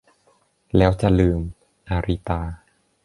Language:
Thai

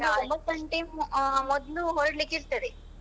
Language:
Kannada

